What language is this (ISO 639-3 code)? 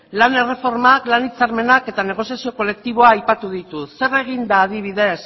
eus